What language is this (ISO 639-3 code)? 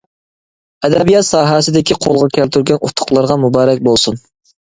uig